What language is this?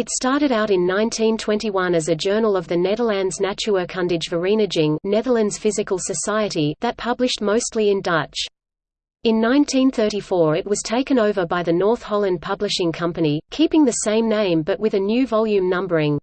English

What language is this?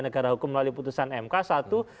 Indonesian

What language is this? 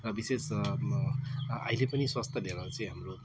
Nepali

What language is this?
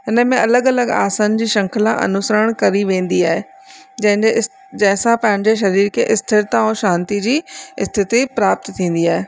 Sindhi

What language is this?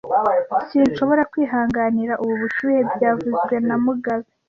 Kinyarwanda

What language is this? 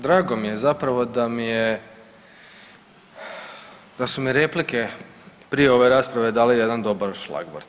Croatian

